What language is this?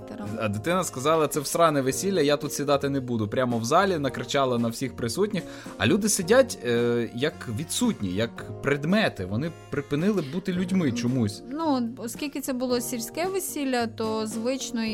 Ukrainian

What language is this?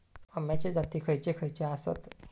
Marathi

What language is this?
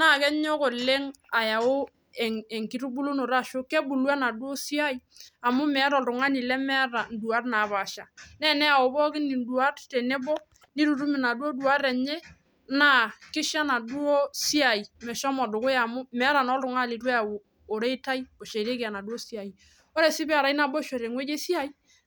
Masai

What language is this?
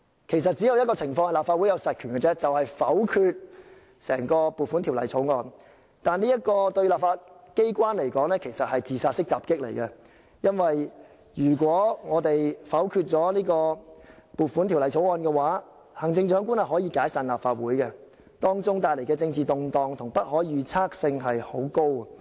Cantonese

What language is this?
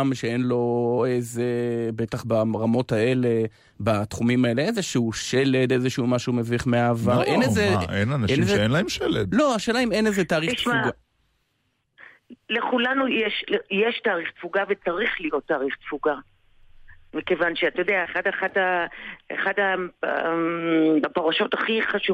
Hebrew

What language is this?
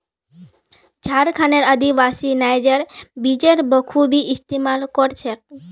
Magahi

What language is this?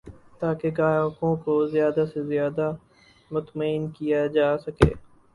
Urdu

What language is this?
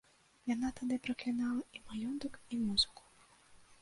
Belarusian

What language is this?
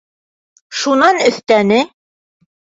Bashkir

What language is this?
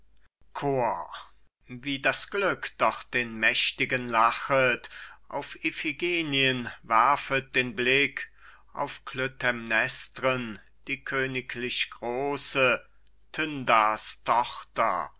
German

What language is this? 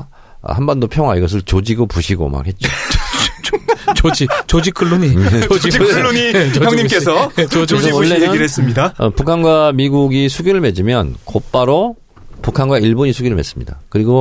Korean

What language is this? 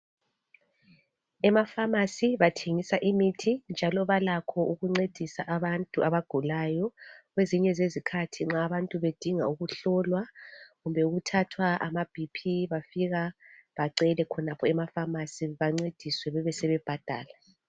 North Ndebele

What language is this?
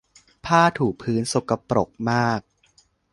Thai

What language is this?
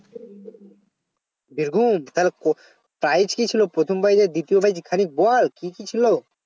Bangla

